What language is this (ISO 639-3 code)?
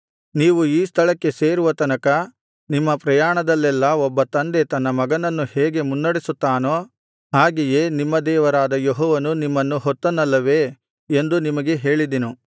kan